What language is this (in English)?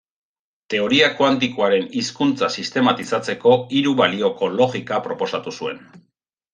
Basque